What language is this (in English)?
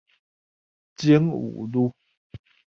Chinese